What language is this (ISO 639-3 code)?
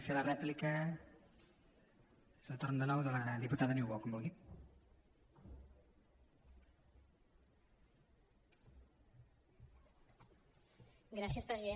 cat